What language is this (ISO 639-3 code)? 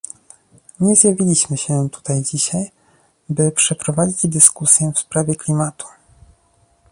pol